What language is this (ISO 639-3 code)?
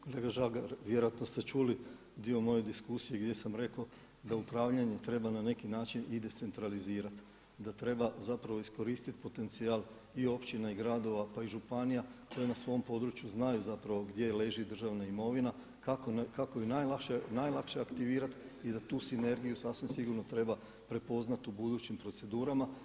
hrv